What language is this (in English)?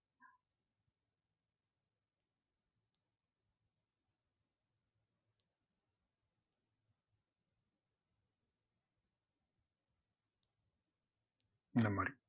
Tamil